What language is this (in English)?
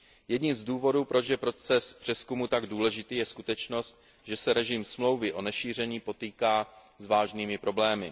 Czech